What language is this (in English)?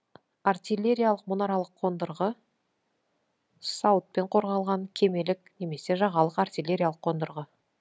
Kazakh